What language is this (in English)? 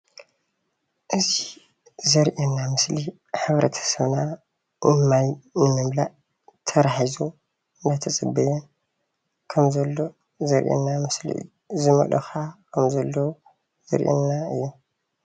Tigrinya